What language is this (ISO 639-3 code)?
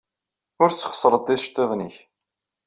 kab